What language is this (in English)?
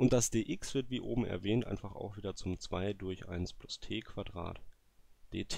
German